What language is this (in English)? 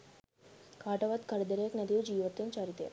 Sinhala